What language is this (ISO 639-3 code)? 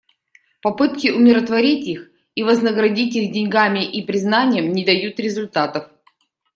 rus